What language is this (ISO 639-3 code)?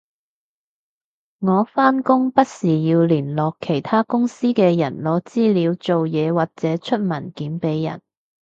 yue